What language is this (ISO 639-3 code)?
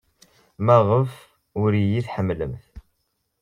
kab